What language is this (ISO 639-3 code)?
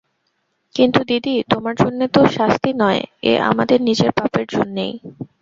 ben